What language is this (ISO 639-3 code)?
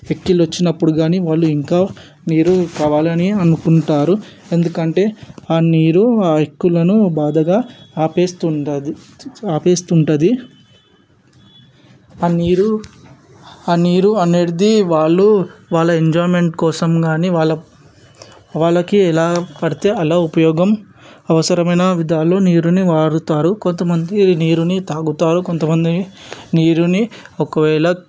tel